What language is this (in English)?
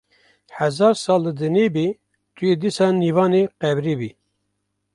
Kurdish